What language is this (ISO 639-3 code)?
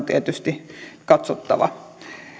fin